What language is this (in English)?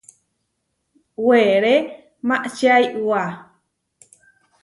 Huarijio